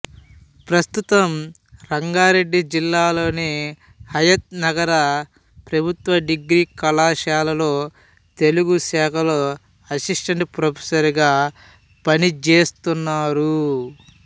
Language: Telugu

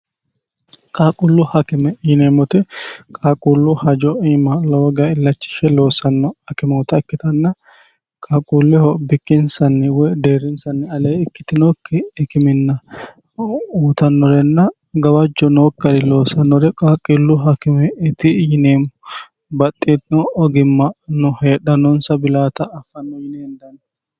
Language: Sidamo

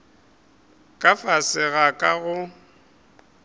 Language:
Northern Sotho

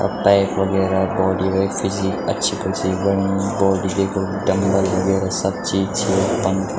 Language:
Garhwali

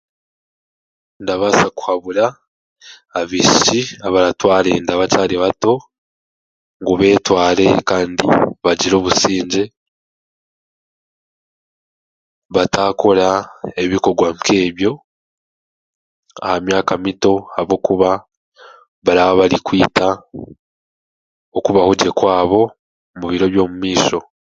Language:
Chiga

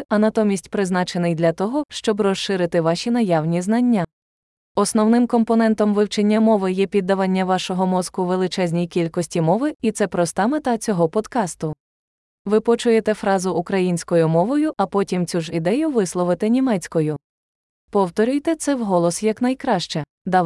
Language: Ukrainian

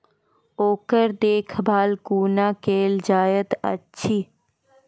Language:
Maithili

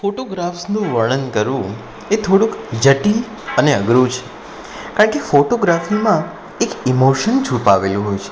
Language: Gujarati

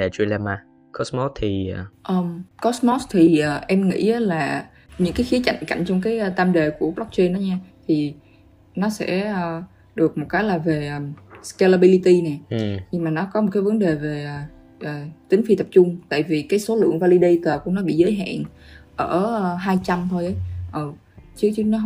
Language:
Vietnamese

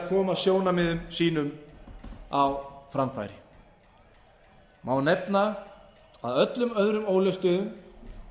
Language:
Icelandic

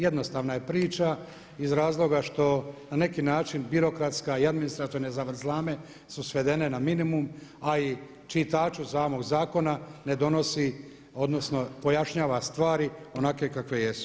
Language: Croatian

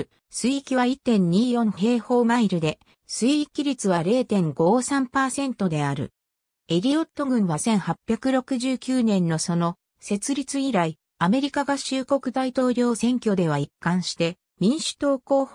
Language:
Japanese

